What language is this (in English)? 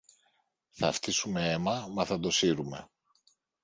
Greek